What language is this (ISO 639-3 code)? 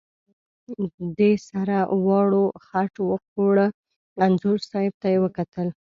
pus